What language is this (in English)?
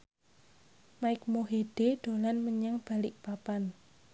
Javanese